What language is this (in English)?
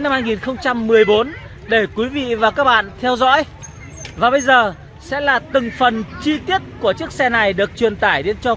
Vietnamese